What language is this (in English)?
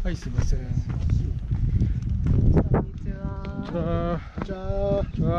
Japanese